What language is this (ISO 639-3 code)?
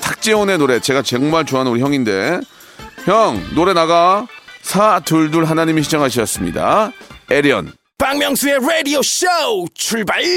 kor